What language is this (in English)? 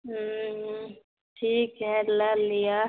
Maithili